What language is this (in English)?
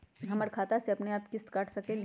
Magahi